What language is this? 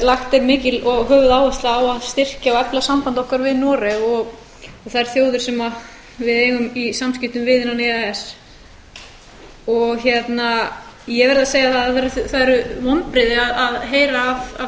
Icelandic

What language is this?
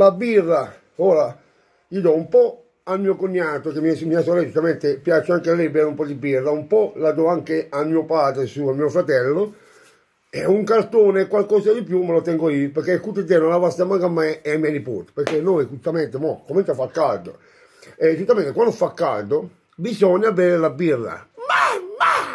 Italian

